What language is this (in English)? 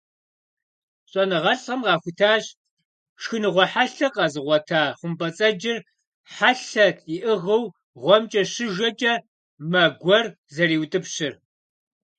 Kabardian